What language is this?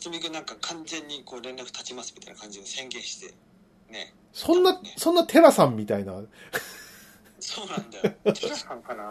Japanese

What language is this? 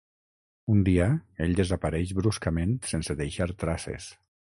Catalan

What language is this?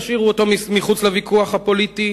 Hebrew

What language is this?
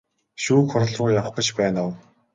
Mongolian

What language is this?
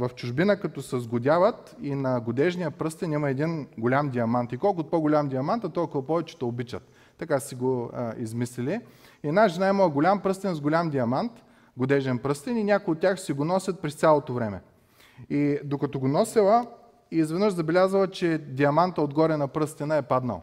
Bulgarian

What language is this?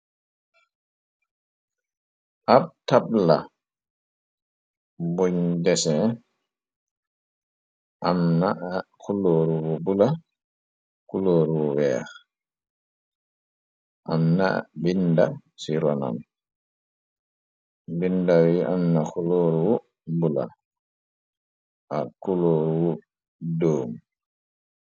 Wolof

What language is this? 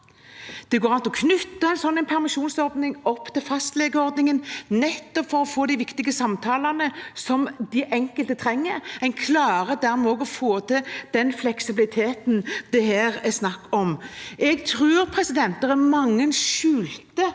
Norwegian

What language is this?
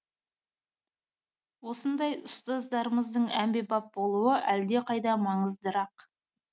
Kazakh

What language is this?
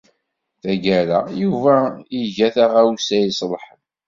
Kabyle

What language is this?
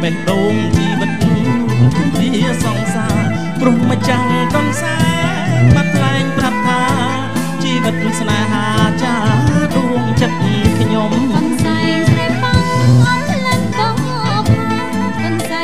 Thai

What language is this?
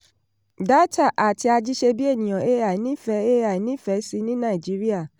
Yoruba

